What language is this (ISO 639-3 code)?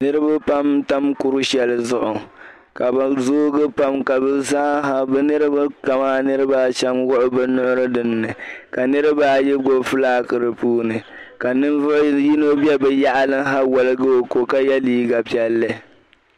dag